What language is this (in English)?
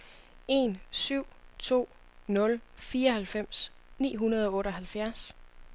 Danish